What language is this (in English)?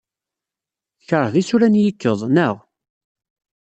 Kabyle